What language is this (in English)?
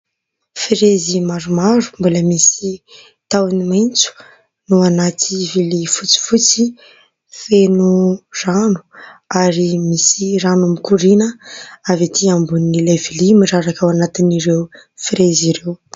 Malagasy